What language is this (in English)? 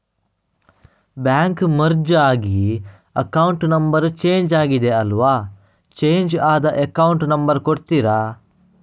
Kannada